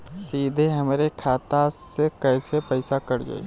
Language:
Bhojpuri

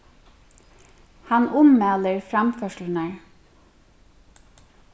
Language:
Faroese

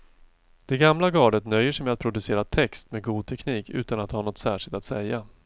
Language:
Swedish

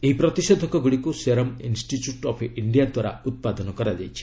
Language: Odia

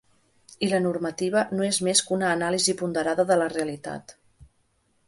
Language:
Catalan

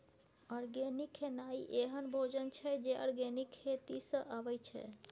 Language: Maithili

